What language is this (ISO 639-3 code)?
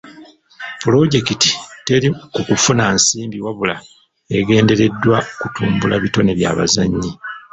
lug